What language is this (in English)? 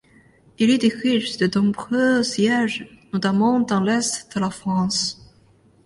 French